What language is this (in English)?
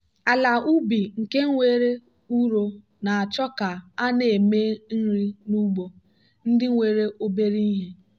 Igbo